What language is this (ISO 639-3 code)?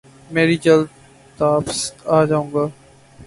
urd